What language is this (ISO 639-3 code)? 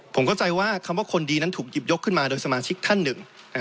tha